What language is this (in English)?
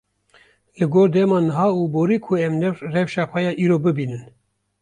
Kurdish